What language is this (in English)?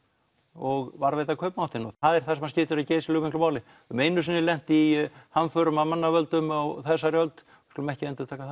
Icelandic